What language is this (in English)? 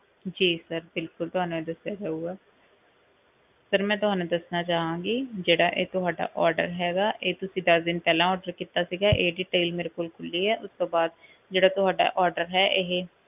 Punjabi